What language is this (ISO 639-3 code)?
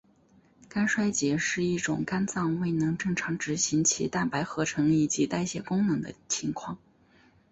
zho